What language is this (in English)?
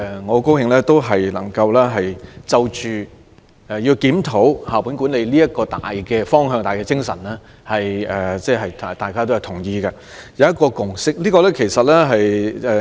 Cantonese